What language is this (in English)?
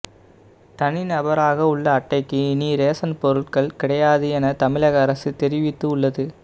Tamil